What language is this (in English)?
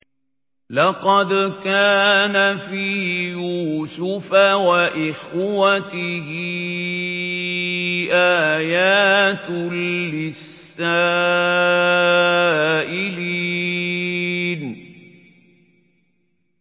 Arabic